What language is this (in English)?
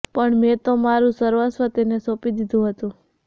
Gujarati